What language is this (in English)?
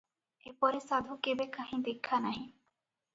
Odia